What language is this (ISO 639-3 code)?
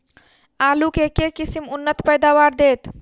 mai